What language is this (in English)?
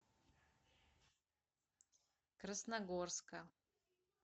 Russian